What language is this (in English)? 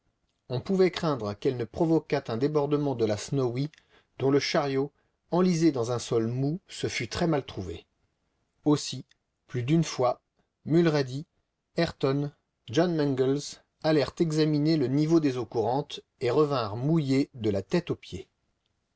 French